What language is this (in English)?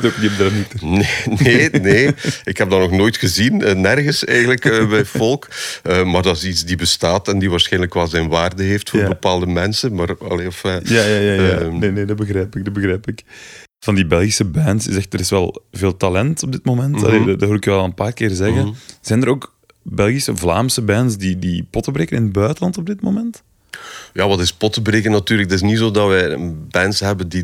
Dutch